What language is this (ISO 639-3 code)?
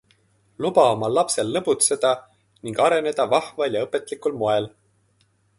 est